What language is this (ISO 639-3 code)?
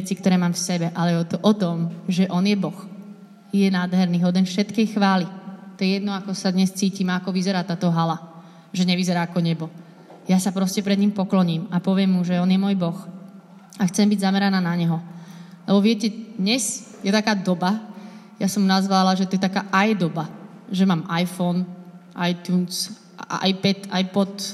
slk